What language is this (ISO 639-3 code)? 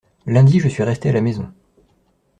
fra